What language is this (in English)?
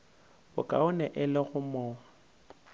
Northern Sotho